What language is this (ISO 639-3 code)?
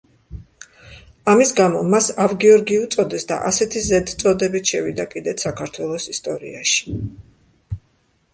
kat